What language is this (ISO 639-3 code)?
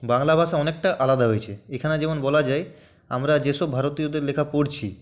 ben